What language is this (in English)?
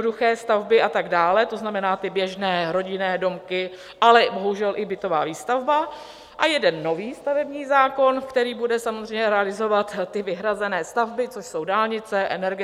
Czech